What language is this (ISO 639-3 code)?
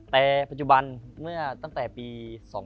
tha